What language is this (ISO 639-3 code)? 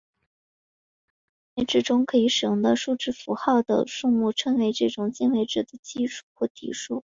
zho